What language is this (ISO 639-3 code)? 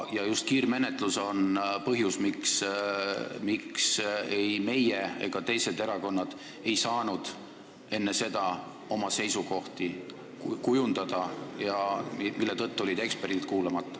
est